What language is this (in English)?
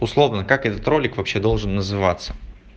Russian